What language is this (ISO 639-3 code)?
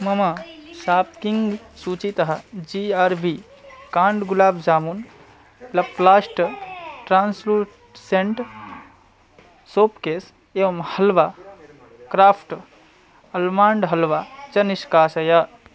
san